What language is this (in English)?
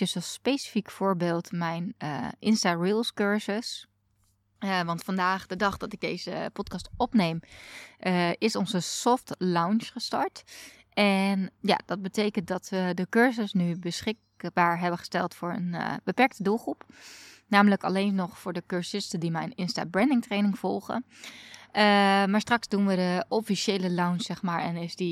Dutch